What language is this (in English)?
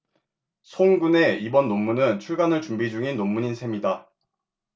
Korean